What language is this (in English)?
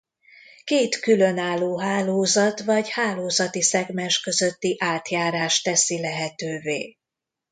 Hungarian